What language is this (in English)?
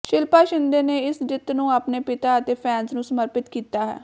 Punjabi